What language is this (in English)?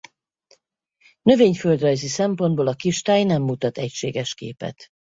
Hungarian